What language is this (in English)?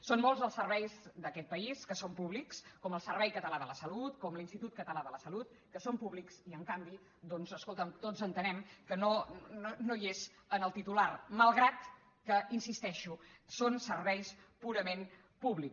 Catalan